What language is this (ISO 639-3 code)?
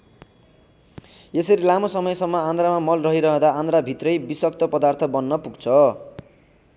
nep